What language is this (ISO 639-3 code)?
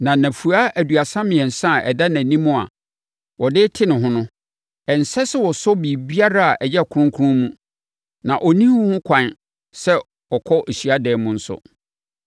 aka